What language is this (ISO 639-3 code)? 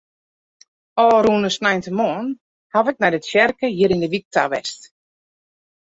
fry